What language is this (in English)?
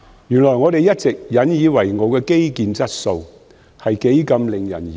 Cantonese